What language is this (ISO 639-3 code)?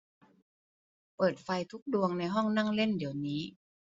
tha